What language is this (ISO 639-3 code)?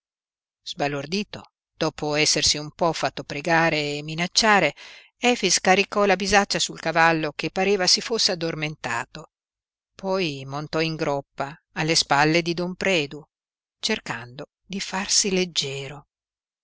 ita